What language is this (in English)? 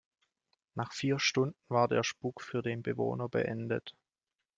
German